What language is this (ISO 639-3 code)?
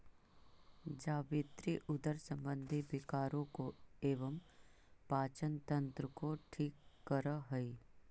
mag